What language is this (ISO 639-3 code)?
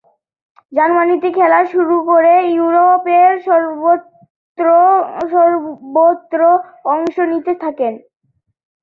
ben